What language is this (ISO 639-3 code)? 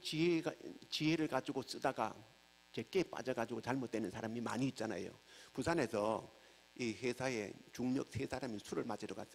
kor